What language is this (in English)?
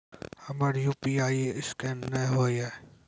Maithili